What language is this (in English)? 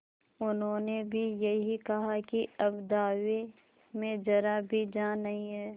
Hindi